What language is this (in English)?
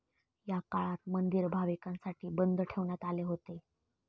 Marathi